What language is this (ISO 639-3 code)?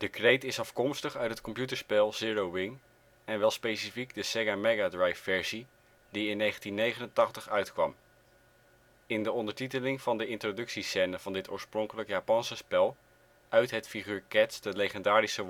nld